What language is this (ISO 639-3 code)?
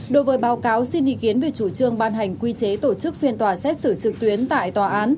vie